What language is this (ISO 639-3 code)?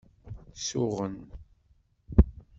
kab